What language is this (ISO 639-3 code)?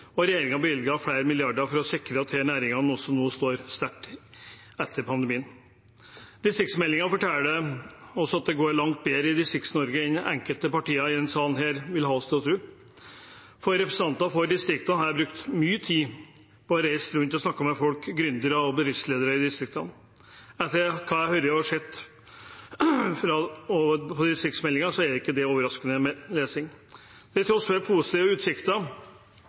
nob